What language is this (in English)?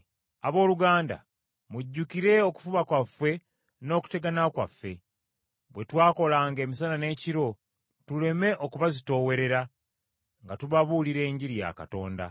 Ganda